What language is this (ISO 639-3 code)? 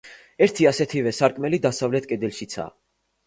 kat